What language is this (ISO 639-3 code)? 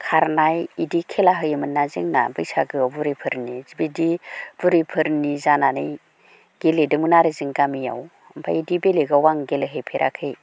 brx